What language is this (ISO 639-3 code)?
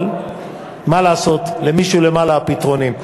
heb